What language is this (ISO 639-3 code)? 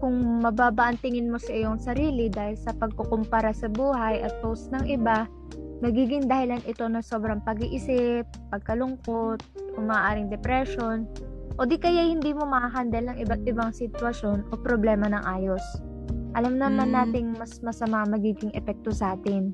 fil